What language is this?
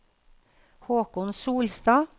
Norwegian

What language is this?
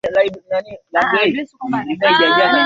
Swahili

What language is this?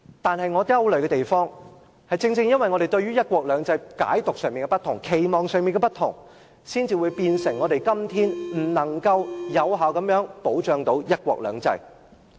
Cantonese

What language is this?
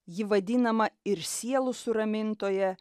Lithuanian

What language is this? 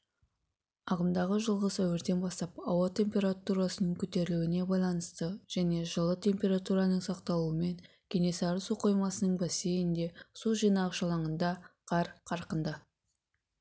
Kazakh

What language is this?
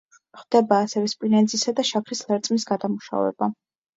Georgian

